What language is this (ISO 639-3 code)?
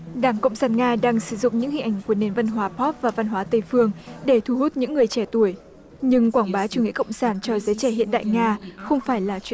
vie